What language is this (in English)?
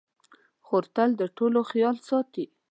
Pashto